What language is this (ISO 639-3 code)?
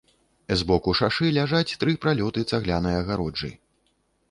bel